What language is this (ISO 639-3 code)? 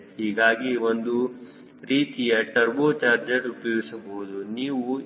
kan